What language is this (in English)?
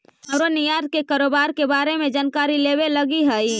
Magahi